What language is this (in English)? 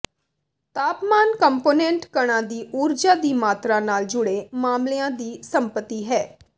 Punjabi